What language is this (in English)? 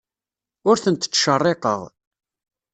Kabyle